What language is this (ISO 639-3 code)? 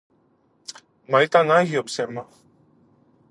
ell